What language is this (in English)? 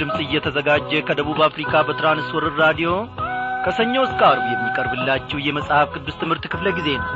Amharic